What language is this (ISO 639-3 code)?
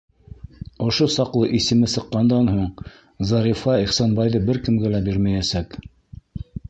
bak